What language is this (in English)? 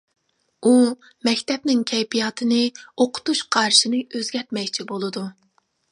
Uyghur